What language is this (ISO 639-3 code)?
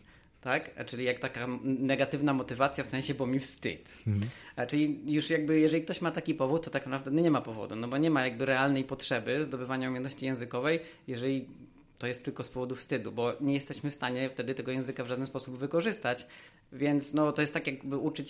pol